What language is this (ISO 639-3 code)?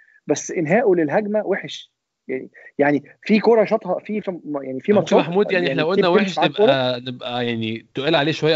ara